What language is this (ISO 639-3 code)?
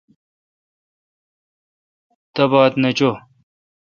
xka